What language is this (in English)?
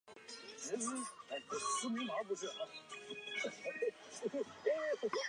Chinese